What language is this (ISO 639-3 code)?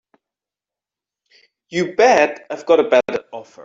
eng